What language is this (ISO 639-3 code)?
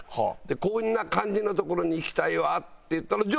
jpn